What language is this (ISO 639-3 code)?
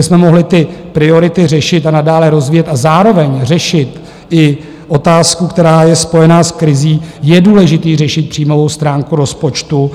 ces